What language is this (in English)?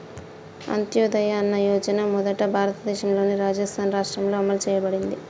Telugu